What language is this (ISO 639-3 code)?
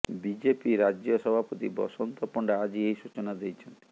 ori